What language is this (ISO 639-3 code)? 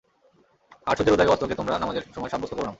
ben